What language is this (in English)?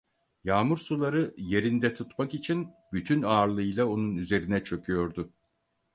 Turkish